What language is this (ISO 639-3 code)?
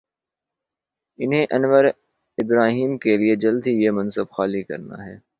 urd